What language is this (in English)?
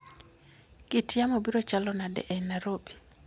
Luo (Kenya and Tanzania)